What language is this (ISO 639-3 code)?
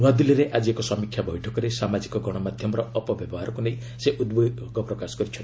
ori